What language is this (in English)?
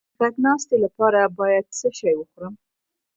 Pashto